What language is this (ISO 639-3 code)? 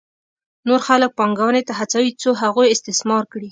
pus